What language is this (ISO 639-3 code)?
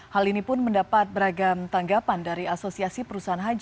ind